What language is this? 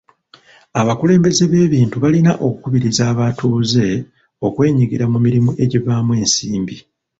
Ganda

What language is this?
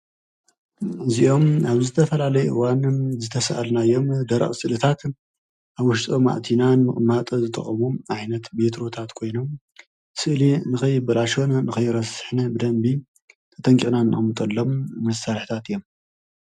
Tigrinya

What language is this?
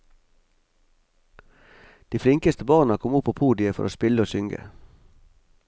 Norwegian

